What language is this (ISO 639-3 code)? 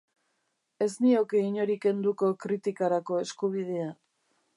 eus